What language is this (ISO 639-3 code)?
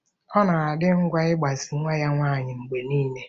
ibo